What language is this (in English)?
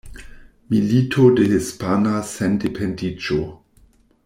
Esperanto